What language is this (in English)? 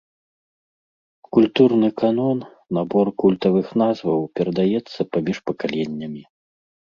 Belarusian